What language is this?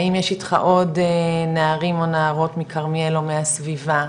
Hebrew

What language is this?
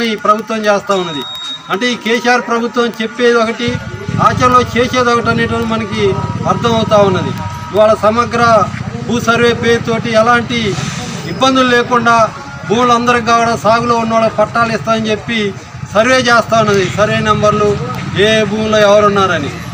Hindi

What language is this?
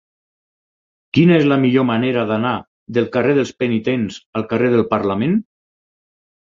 Catalan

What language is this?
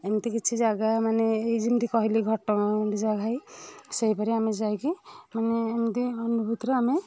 Odia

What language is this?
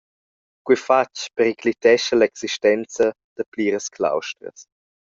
Romansh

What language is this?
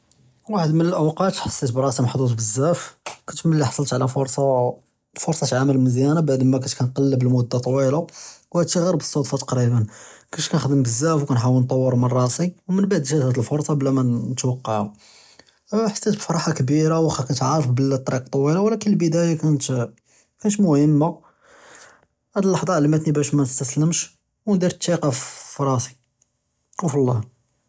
Judeo-Arabic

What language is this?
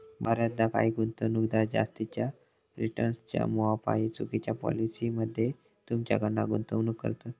Marathi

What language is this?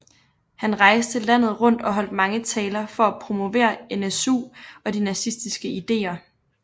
Danish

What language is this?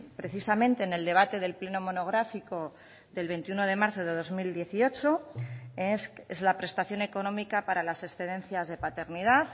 Spanish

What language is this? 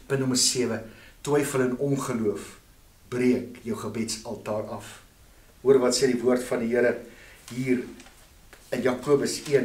Dutch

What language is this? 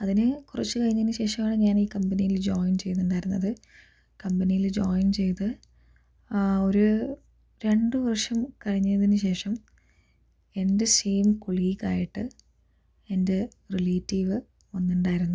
Malayalam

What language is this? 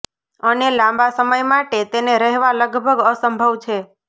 Gujarati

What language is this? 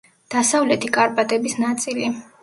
Georgian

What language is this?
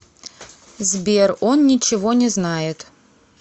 Russian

